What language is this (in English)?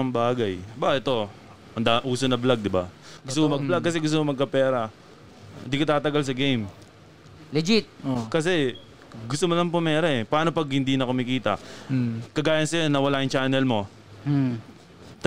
Filipino